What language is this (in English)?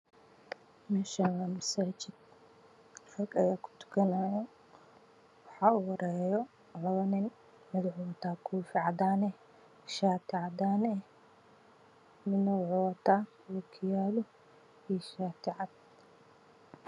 Somali